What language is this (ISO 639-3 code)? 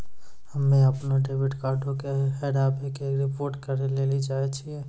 mai